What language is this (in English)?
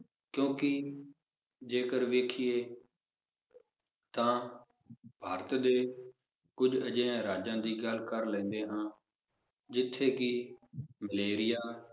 Punjabi